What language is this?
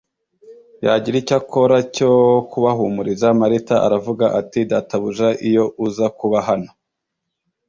Kinyarwanda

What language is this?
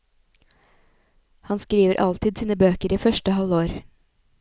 Norwegian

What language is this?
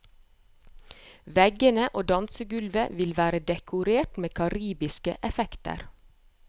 Norwegian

